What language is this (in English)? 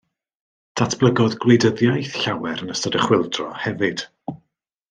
Welsh